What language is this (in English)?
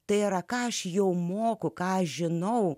Lithuanian